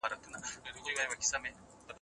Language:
Pashto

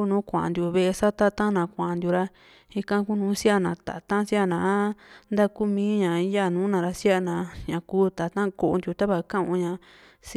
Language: Juxtlahuaca Mixtec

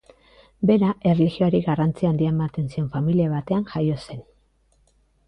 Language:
Basque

